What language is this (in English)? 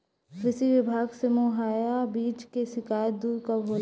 Bhojpuri